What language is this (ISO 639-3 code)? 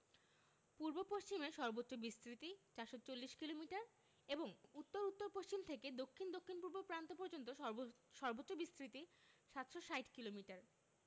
ben